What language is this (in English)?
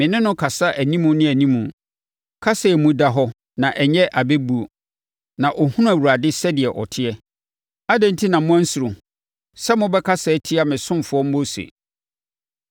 Akan